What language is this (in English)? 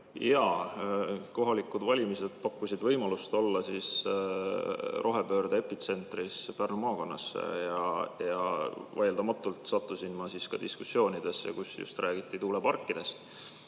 Estonian